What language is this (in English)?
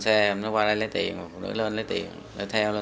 Vietnamese